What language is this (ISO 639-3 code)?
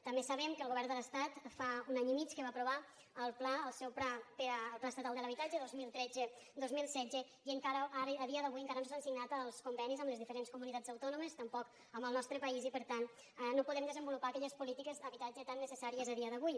cat